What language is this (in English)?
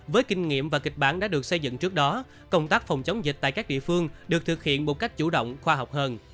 Vietnamese